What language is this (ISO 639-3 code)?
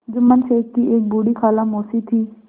hin